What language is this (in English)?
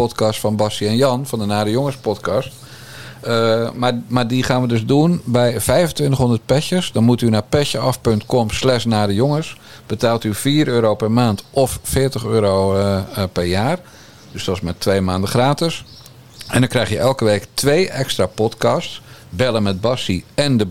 Dutch